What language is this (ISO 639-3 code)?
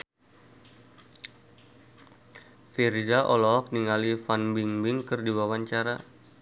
sun